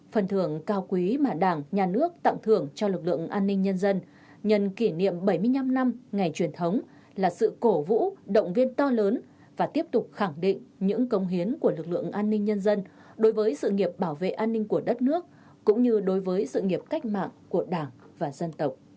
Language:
Vietnamese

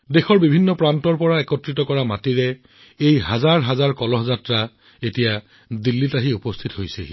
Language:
Assamese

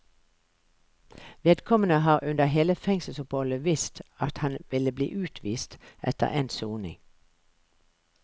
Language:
Norwegian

